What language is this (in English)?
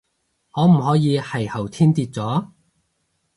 Cantonese